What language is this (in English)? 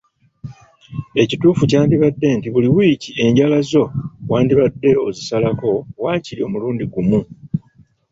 Ganda